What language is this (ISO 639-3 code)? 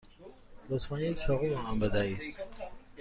fas